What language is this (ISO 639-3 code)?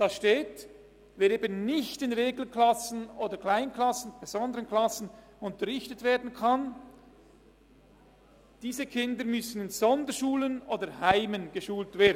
gsw